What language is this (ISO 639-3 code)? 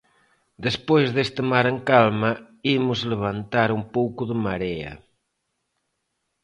glg